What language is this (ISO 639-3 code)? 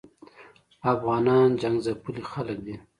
pus